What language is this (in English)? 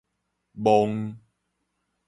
Min Nan Chinese